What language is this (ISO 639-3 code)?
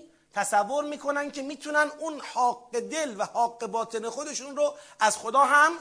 fas